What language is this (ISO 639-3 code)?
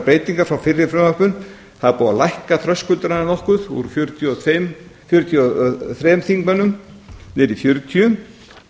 isl